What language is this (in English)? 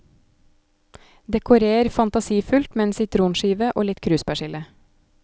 Norwegian